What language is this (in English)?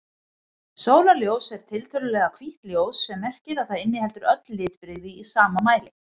Icelandic